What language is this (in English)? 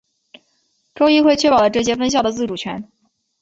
Chinese